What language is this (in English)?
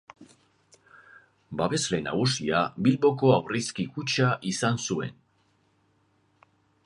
Basque